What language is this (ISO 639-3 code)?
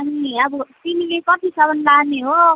nep